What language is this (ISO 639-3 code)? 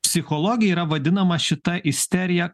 lit